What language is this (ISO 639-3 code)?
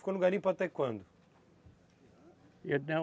por